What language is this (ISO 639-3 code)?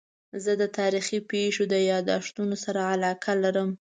pus